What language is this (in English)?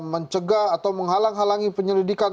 Indonesian